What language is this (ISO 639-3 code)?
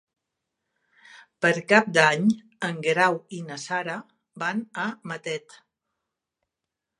cat